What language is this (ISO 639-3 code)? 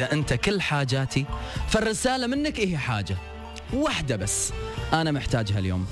ara